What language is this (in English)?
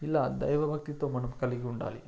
Telugu